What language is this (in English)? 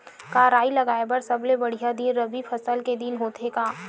Chhattisgarhi